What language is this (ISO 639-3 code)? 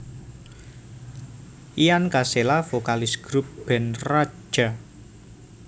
jav